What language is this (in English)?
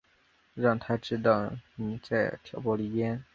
Chinese